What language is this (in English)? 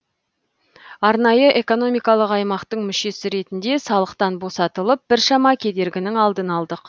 Kazakh